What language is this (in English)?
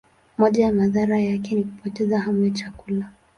Swahili